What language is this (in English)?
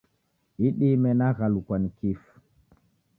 Taita